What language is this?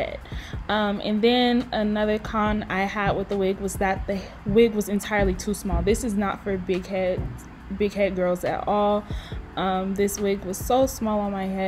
English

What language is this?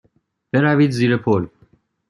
Persian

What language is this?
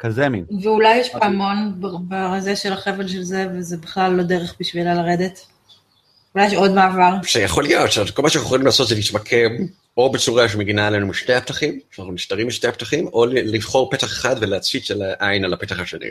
Hebrew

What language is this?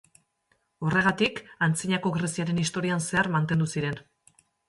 Basque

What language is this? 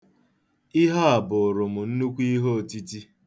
Igbo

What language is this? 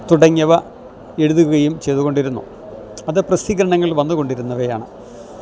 Malayalam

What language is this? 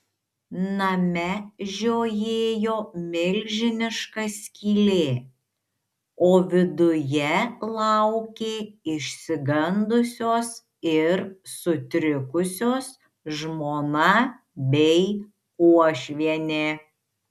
Lithuanian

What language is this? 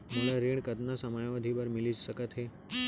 Chhattisgarhi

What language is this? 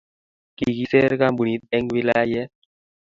Kalenjin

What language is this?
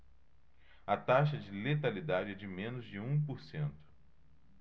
Portuguese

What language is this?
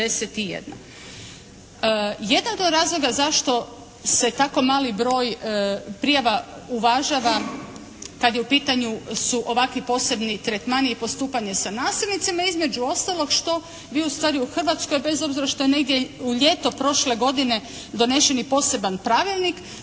Croatian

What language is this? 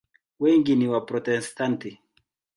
Swahili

